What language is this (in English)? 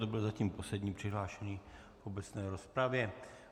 Czech